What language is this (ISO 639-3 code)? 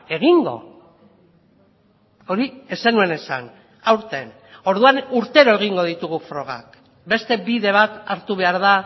eus